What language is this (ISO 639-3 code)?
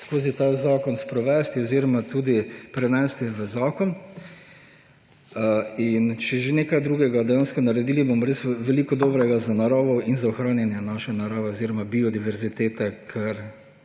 slv